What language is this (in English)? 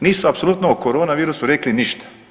Croatian